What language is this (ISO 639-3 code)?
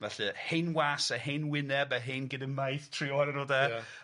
cym